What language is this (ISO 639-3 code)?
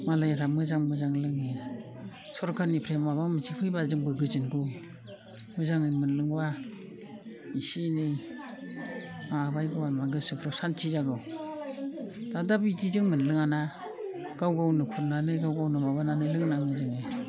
brx